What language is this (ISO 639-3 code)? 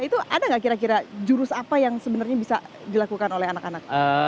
ind